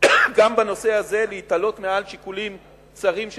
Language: Hebrew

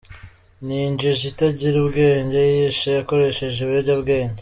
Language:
Kinyarwanda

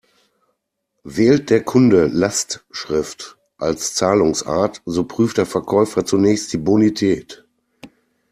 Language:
German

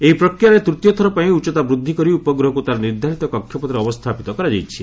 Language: Odia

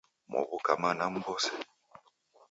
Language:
Taita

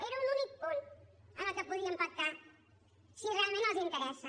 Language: Catalan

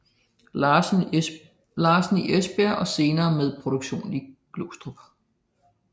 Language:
Danish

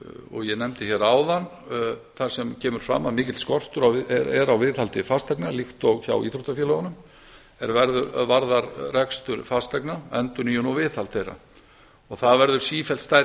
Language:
Icelandic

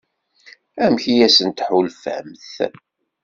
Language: Kabyle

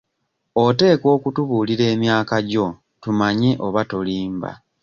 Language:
Ganda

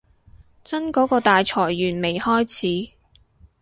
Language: Cantonese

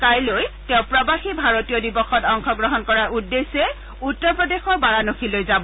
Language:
Assamese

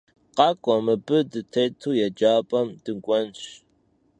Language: Kabardian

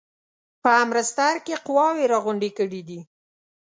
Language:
Pashto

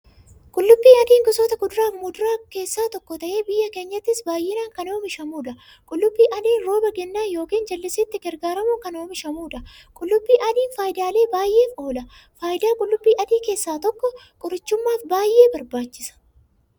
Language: Oromo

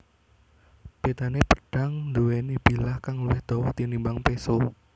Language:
Javanese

